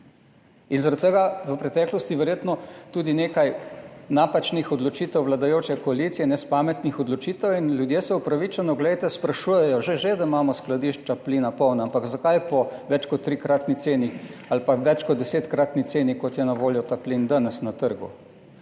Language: Slovenian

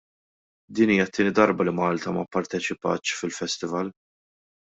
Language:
Maltese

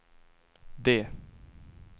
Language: Swedish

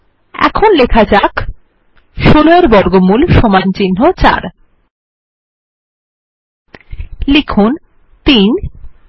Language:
Bangla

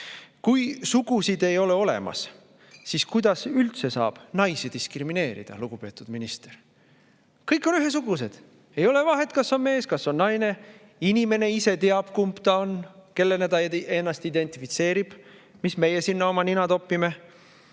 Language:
Estonian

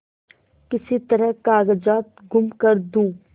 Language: Hindi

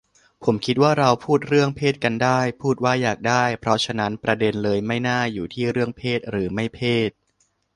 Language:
Thai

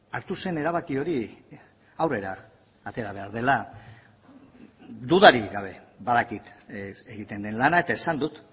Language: Basque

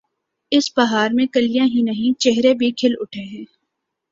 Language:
Urdu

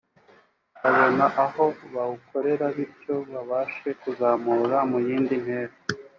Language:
Kinyarwanda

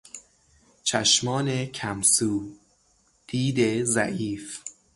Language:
Persian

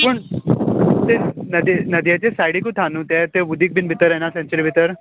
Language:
Konkani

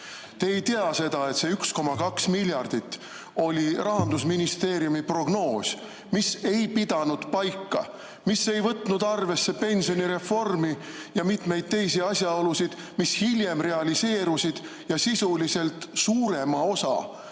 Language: Estonian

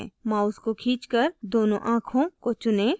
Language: Hindi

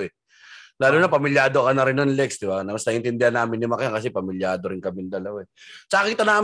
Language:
Filipino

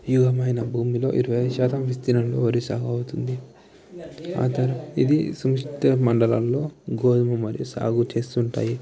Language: Telugu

